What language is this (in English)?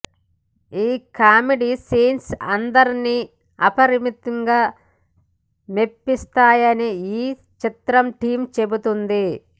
Telugu